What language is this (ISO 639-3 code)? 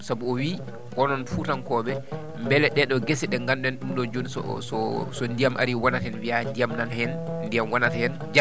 ful